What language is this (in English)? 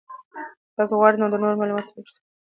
Pashto